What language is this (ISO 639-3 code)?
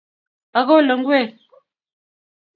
kln